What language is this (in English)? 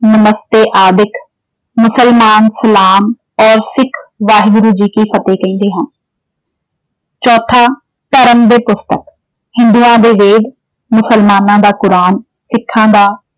Punjabi